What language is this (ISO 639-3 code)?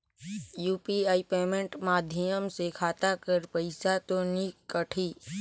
hne